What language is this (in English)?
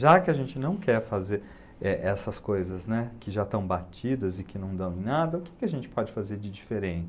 Portuguese